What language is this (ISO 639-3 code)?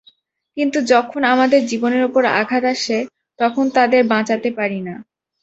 ben